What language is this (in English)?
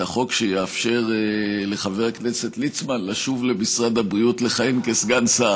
Hebrew